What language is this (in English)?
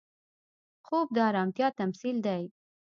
Pashto